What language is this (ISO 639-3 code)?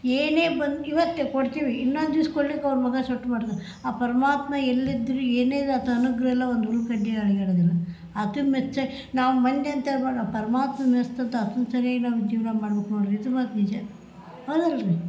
kan